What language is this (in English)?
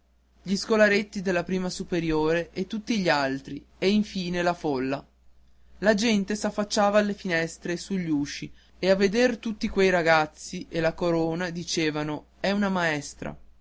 Italian